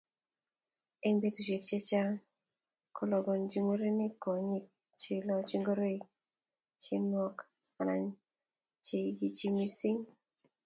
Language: Kalenjin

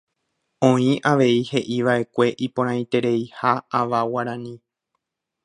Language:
Guarani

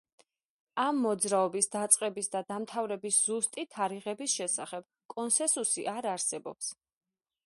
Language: Georgian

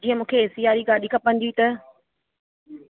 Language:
Sindhi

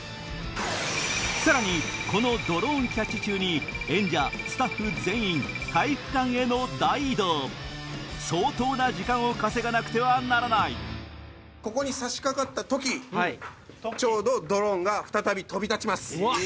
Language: Japanese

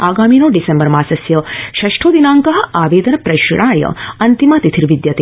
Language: Sanskrit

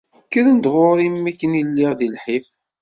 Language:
Kabyle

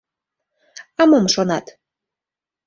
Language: Mari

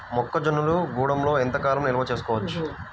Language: Telugu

